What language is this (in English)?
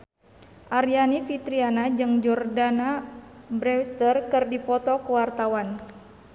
Sundanese